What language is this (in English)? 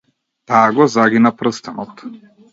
Macedonian